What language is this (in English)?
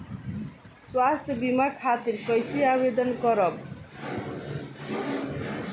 Bhojpuri